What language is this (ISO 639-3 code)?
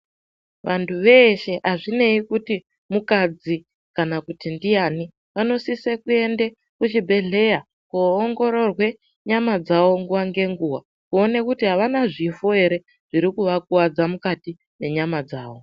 ndc